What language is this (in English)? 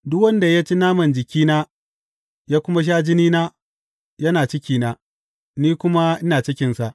Hausa